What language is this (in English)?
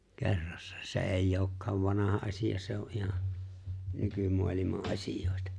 Finnish